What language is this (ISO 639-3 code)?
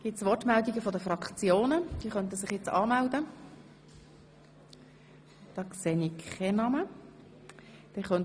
gsw